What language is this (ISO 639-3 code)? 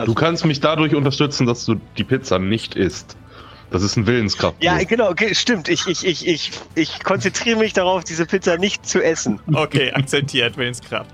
deu